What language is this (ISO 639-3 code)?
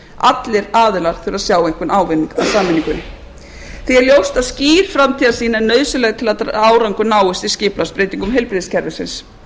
isl